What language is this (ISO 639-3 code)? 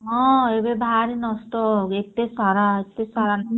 ori